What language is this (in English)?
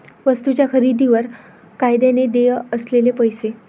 Marathi